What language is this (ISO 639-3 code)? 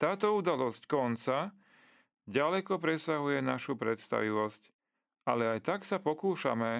slk